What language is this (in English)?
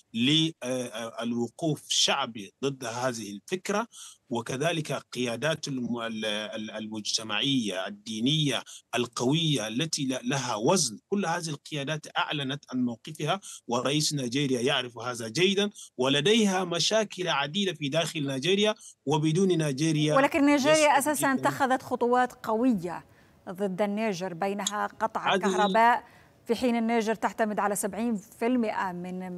Arabic